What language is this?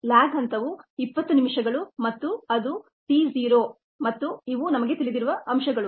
Kannada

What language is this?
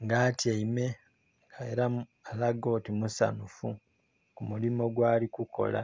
Soga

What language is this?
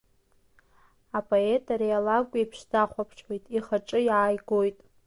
Abkhazian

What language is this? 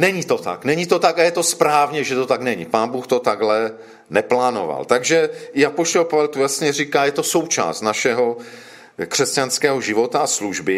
Czech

